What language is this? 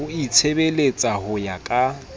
Southern Sotho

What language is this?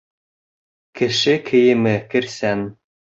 Bashkir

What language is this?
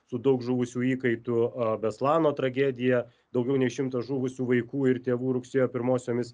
Lithuanian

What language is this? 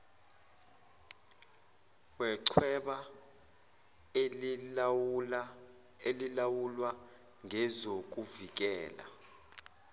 Zulu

